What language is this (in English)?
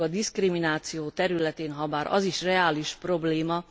Hungarian